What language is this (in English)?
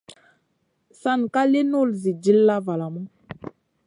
Masana